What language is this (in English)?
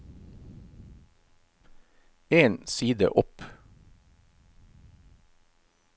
Norwegian